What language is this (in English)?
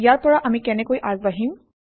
Assamese